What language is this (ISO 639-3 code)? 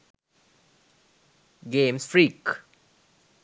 sin